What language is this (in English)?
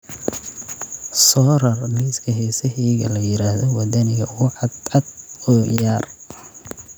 Somali